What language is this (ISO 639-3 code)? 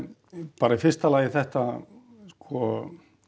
isl